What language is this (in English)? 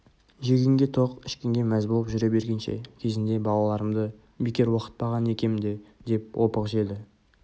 Kazakh